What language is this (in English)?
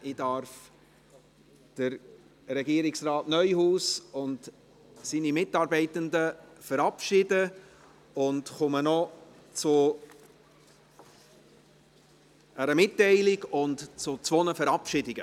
Swiss German